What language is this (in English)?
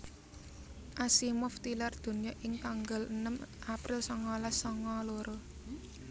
Javanese